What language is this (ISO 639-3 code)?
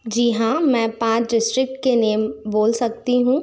hin